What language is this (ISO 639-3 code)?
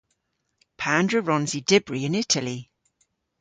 cor